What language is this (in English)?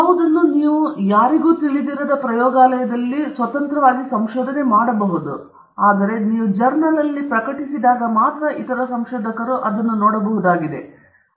Kannada